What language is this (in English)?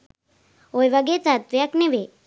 Sinhala